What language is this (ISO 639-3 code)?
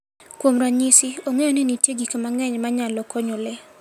luo